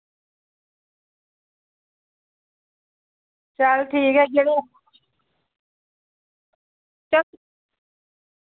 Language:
Dogri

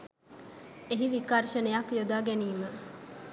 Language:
Sinhala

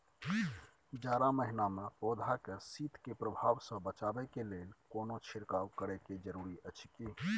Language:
Maithili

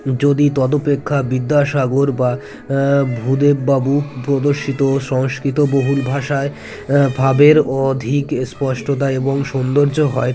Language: Bangla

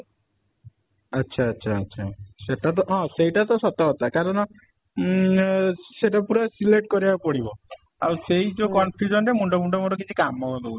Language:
Odia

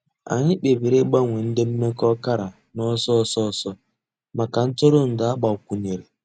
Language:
Igbo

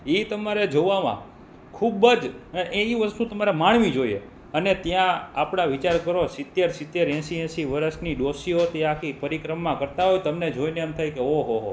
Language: Gujarati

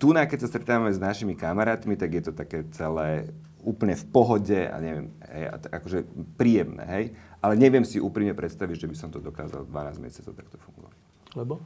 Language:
Slovak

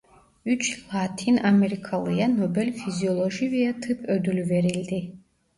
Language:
Turkish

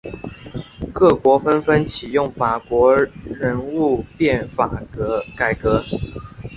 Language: Chinese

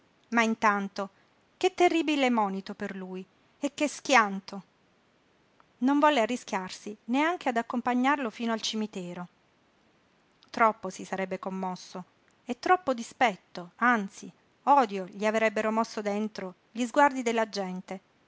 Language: Italian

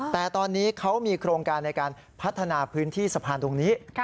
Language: Thai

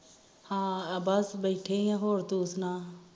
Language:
Punjabi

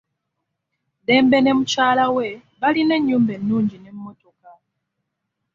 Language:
Ganda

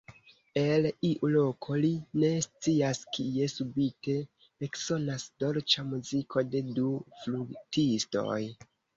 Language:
Esperanto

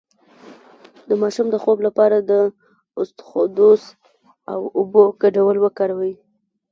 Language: Pashto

